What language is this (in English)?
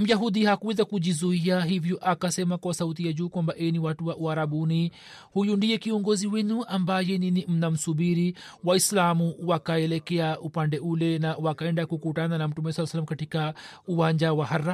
Swahili